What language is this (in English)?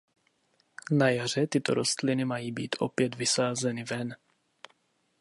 Czech